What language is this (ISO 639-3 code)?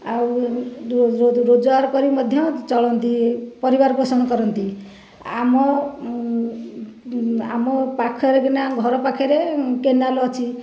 ori